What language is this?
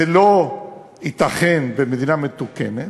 Hebrew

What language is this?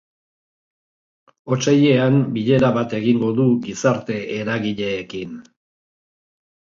Basque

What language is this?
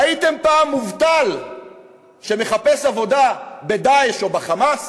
Hebrew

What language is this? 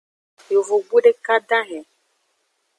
Aja (Benin)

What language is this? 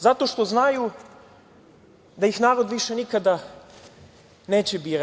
Serbian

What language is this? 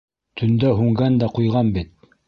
Bashkir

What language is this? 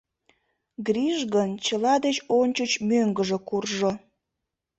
Mari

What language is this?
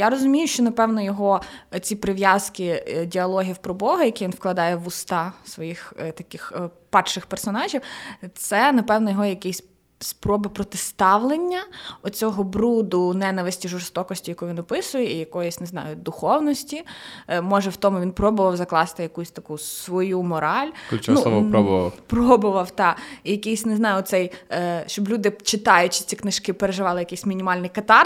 Ukrainian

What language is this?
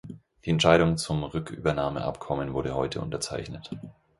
German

